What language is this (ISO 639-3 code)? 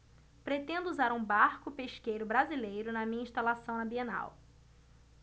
por